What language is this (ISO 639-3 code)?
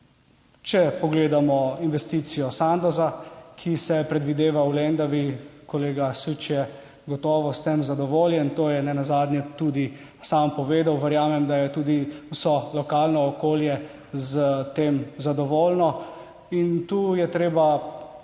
slv